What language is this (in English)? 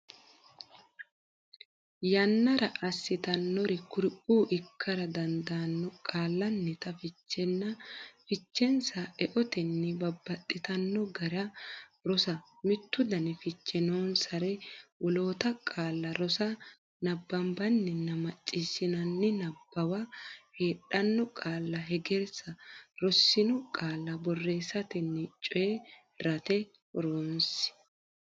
Sidamo